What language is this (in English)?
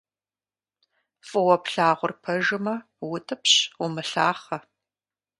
Kabardian